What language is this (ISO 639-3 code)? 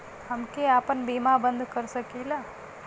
bho